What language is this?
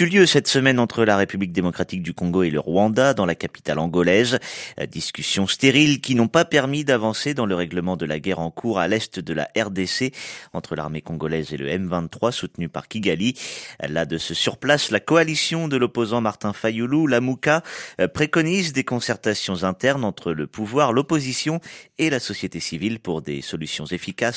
French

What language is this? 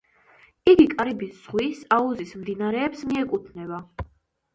Georgian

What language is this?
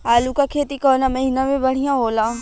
Bhojpuri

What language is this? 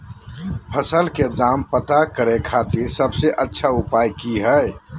Magahi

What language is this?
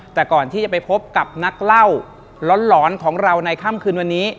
Thai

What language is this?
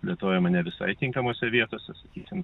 Lithuanian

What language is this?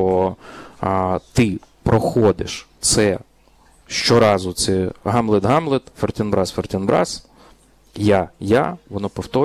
Ukrainian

